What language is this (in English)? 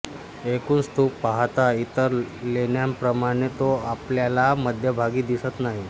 Marathi